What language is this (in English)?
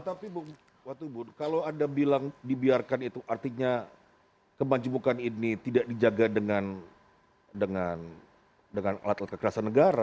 Indonesian